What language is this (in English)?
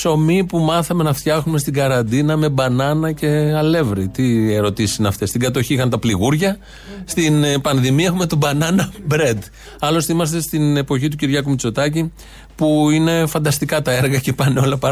Greek